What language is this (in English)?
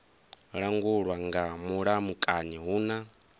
Venda